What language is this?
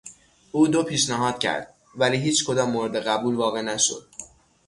Persian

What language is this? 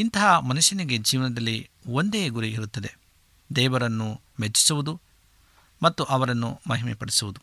Kannada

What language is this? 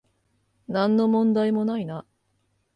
Japanese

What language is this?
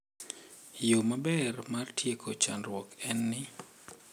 Luo (Kenya and Tanzania)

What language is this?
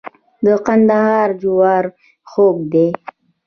Pashto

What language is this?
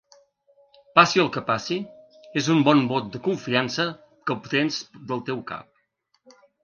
Catalan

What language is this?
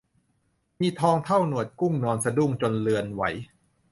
Thai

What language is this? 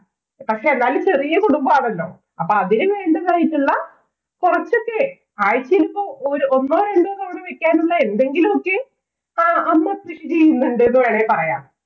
Malayalam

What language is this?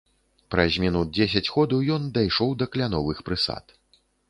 Belarusian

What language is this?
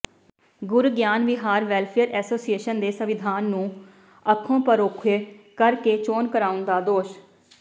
Punjabi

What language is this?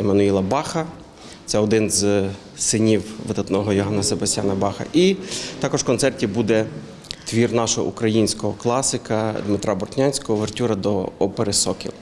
Ukrainian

